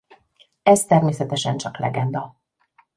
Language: Hungarian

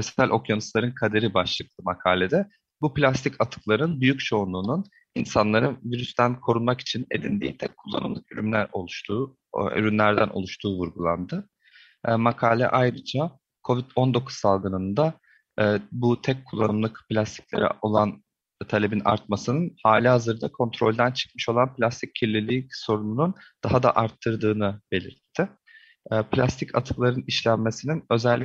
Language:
Turkish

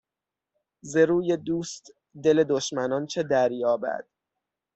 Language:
Persian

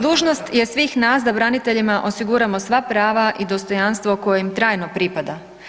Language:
Croatian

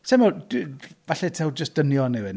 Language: Welsh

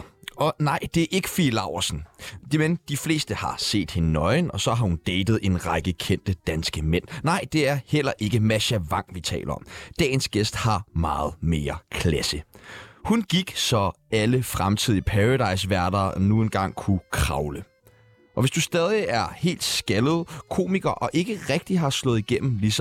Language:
Danish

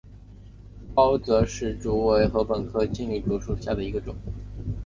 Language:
Chinese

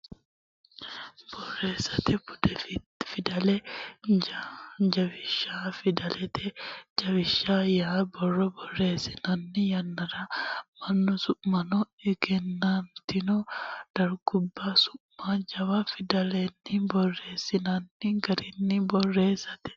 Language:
Sidamo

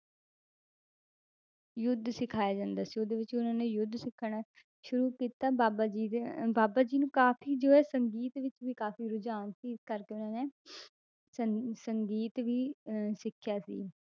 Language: Punjabi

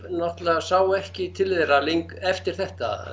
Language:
Icelandic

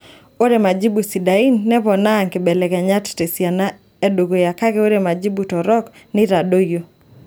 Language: Masai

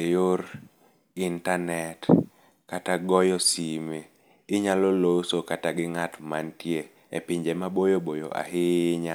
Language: Luo (Kenya and Tanzania)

